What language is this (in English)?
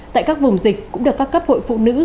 Vietnamese